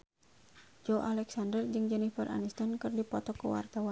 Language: Sundanese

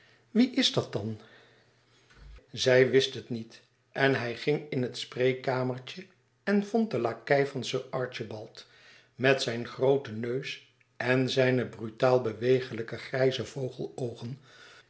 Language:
Dutch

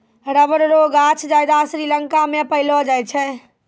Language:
Maithili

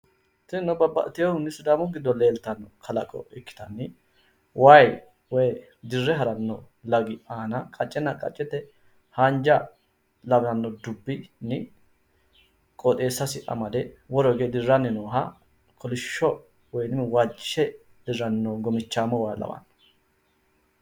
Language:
Sidamo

